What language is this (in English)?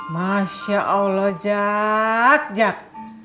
Indonesian